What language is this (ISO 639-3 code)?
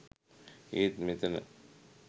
sin